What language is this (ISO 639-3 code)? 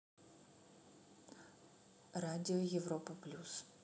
rus